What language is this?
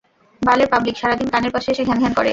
Bangla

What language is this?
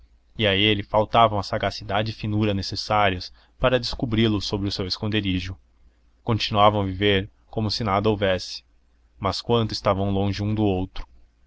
Portuguese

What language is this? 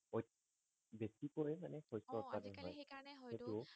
Assamese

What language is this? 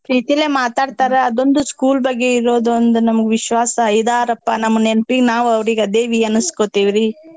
Kannada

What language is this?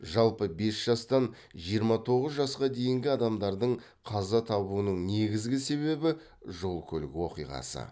Kazakh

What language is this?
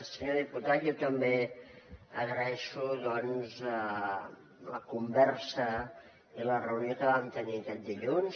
Catalan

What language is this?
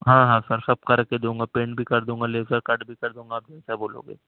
Urdu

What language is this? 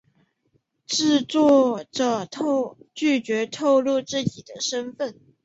Chinese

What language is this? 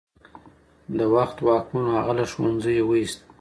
Pashto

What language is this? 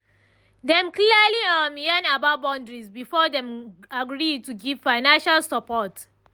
Nigerian Pidgin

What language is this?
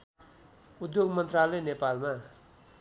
Nepali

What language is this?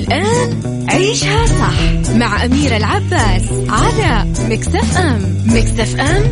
Arabic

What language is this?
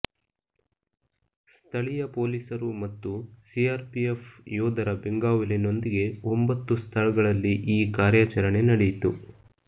Kannada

